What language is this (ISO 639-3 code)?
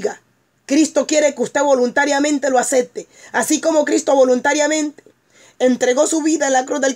spa